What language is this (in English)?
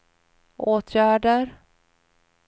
Swedish